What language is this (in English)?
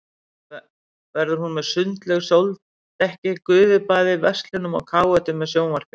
Icelandic